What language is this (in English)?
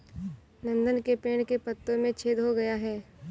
Hindi